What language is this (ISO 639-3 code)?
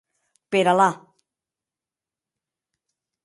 oci